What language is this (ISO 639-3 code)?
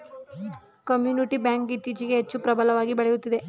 kan